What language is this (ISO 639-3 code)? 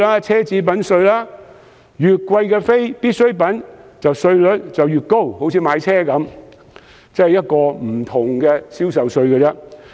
yue